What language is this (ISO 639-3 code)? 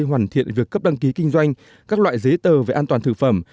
vie